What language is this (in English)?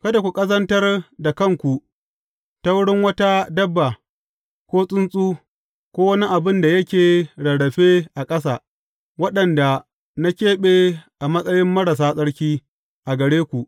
Hausa